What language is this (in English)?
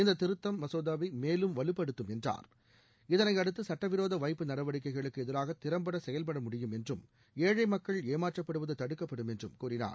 Tamil